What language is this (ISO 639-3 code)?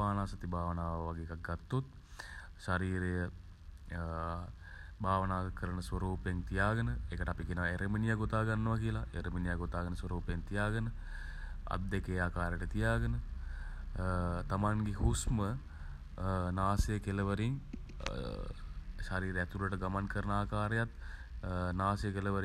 sin